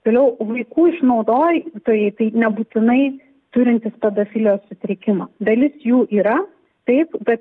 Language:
Lithuanian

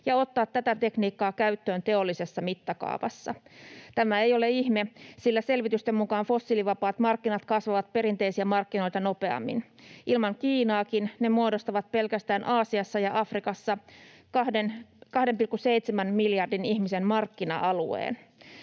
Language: Finnish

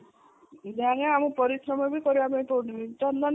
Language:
Odia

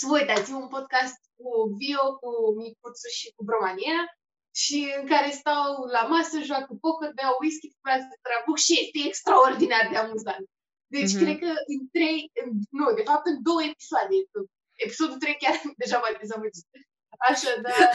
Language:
Romanian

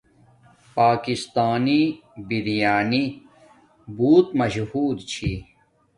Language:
Domaaki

